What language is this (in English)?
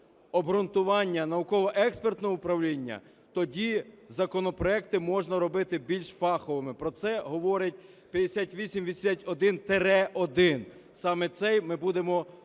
Ukrainian